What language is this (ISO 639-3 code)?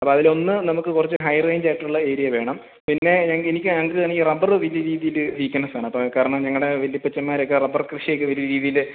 mal